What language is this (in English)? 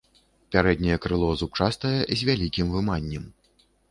Belarusian